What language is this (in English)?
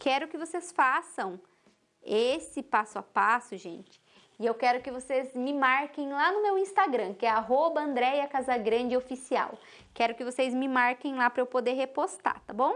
Portuguese